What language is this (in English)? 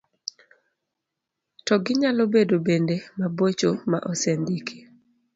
Luo (Kenya and Tanzania)